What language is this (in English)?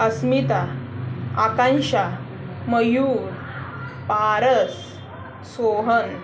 Marathi